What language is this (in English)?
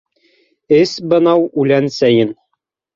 Bashkir